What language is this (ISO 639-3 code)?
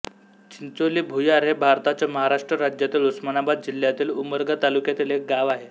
mar